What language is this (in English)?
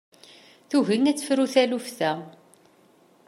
Kabyle